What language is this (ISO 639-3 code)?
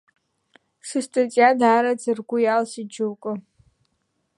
abk